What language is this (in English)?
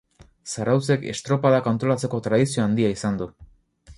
Basque